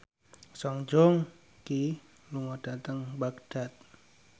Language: Javanese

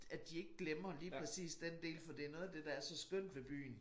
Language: Danish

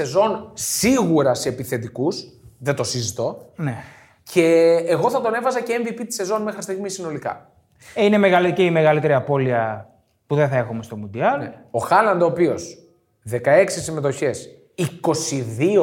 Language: Greek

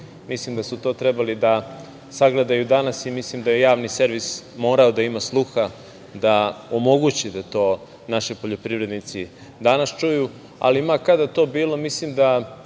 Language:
Serbian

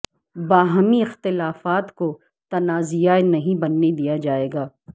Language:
Urdu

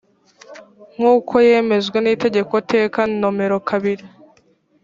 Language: Kinyarwanda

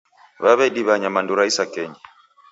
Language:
Taita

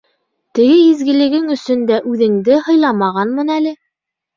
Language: Bashkir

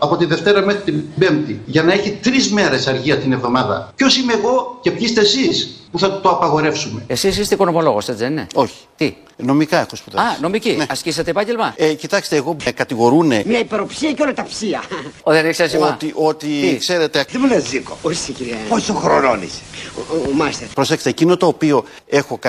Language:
Greek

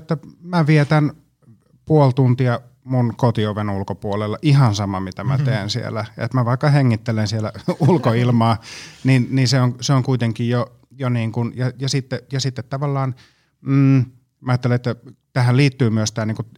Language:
Finnish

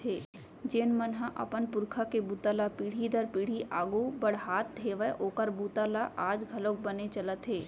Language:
Chhattisgarhi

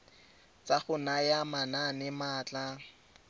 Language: Tswana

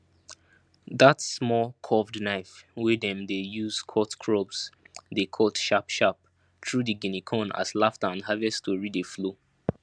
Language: Nigerian Pidgin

